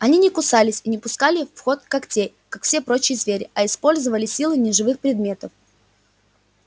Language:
Russian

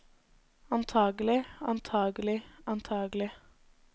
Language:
Norwegian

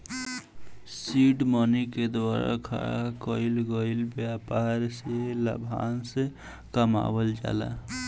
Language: Bhojpuri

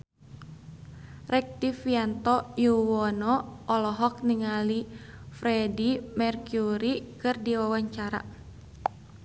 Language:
Sundanese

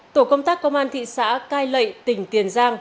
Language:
Vietnamese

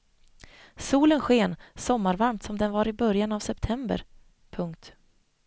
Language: Swedish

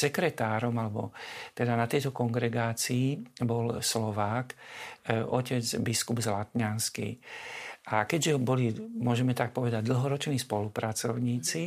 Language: Slovak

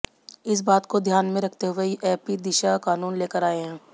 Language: Hindi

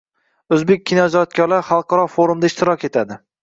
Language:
Uzbek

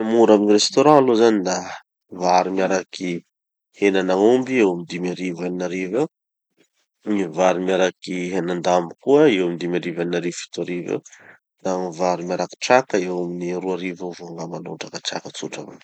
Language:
Tanosy Malagasy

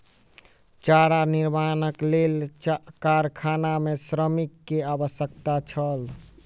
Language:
Maithili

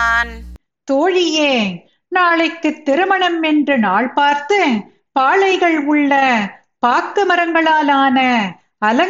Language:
Tamil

